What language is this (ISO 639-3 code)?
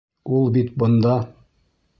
bak